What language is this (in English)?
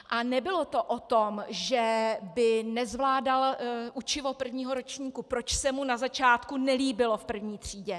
Czech